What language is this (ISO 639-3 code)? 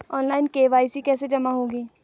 hin